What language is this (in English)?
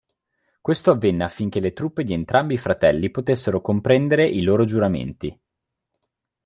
Italian